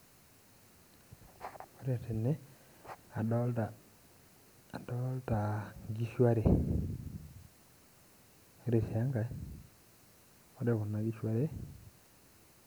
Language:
Masai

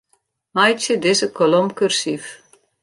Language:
Western Frisian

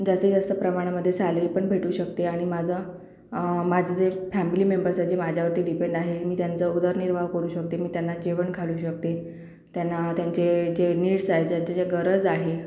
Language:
Marathi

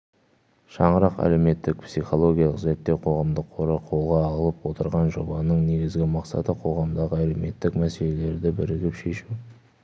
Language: Kazakh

